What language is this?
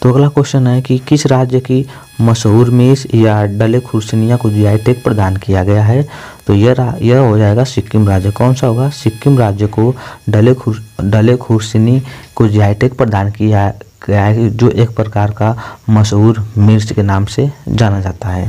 Hindi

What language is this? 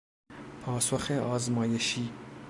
Persian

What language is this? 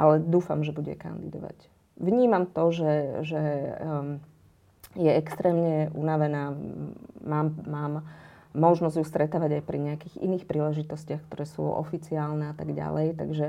Slovak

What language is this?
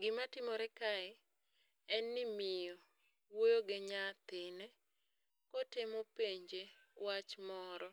Luo (Kenya and Tanzania)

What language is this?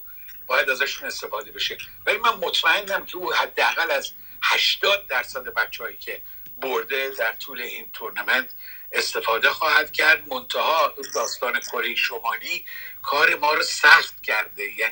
Persian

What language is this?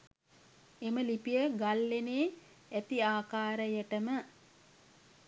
Sinhala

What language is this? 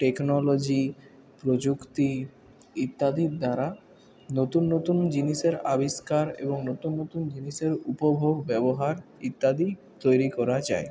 Bangla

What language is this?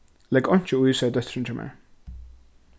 Faroese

